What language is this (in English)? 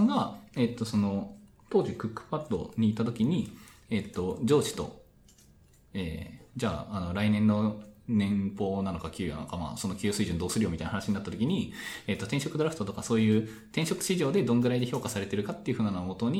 Japanese